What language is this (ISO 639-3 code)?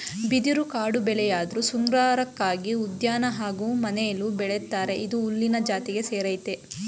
kan